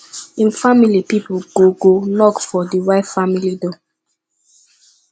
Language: Nigerian Pidgin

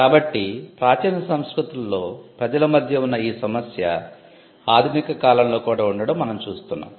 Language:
Telugu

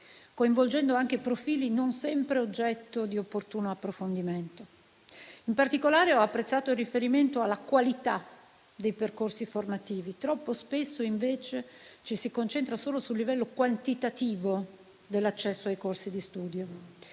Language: Italian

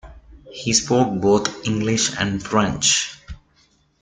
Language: English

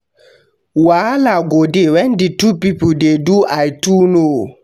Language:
Nigerian Pidgin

